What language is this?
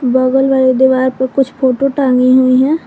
Hindi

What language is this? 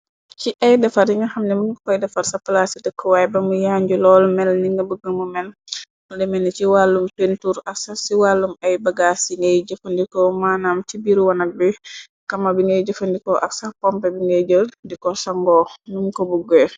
Wolof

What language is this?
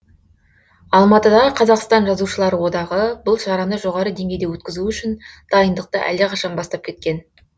Kazakh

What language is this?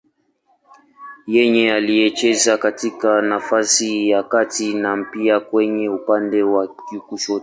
Swahili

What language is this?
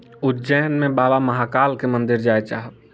Maithili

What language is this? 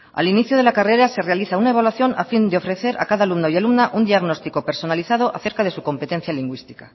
Spanish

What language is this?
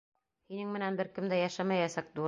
Bashkir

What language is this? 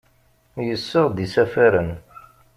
Kabyle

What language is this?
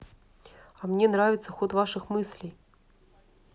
Russian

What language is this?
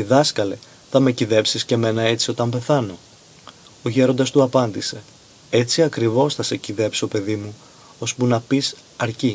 Greek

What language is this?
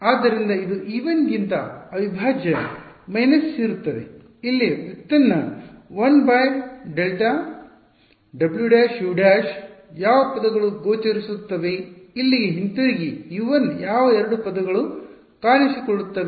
Kannada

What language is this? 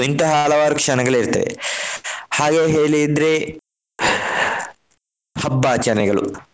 Kannada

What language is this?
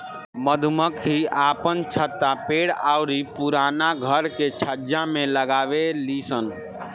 Bhojpuri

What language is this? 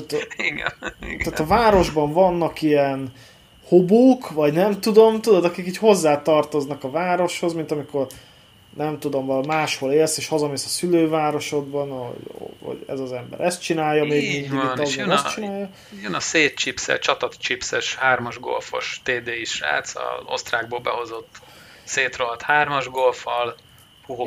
Hungarian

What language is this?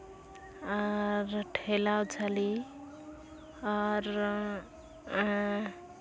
Santali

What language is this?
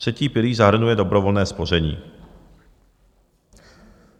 Czech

